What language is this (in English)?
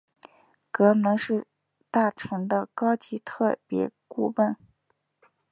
Chinese